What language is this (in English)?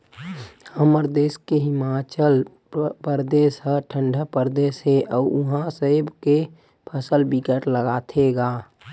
Chhattisgarhi